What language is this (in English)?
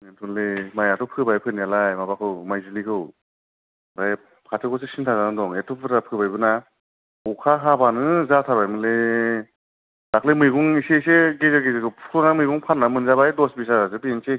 Bodo